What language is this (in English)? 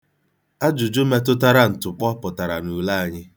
Igbo